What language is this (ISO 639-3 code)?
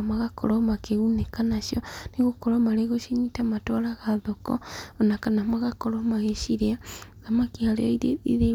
kik